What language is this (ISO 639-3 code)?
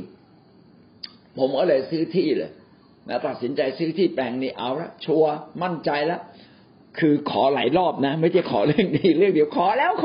tha